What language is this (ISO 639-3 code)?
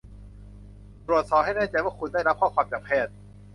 tha